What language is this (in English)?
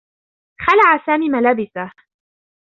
Arabic